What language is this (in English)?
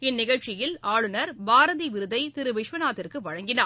Tamil